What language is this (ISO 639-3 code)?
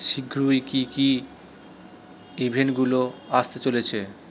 ben